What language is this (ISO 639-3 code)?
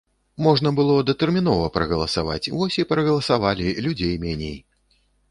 bel